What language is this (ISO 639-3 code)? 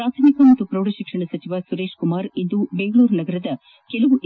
kan